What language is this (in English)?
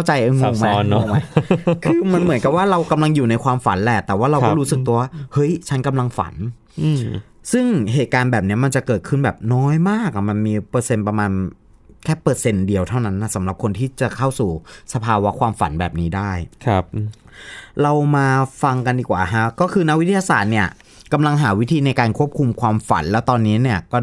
Thai